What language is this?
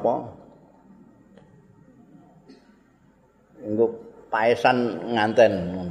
Indonesian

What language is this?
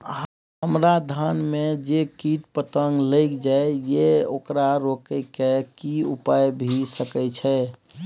Maithili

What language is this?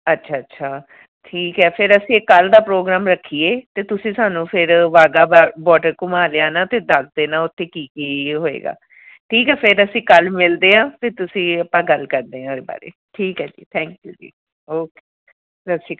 Punjabi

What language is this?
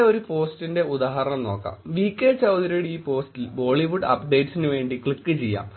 Malayalam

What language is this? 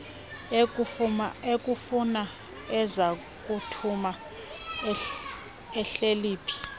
Xhosa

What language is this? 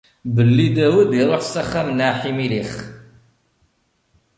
Kabyle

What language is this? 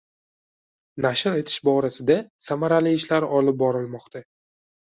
Uzbek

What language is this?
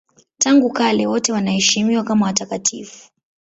Swahili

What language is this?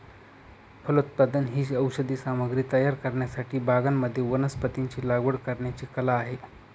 Marathi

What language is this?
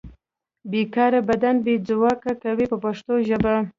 Pashto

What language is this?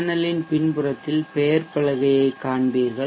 Tamil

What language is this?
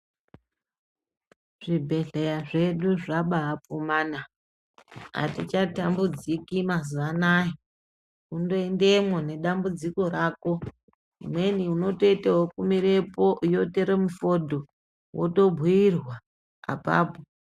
Ndau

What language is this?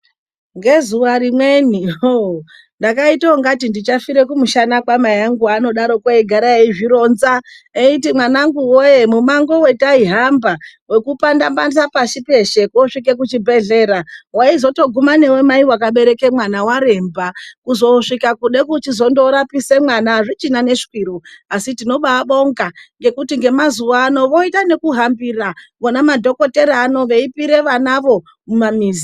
Ndau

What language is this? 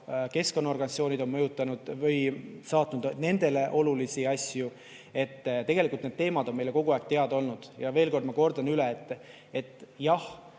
Estonian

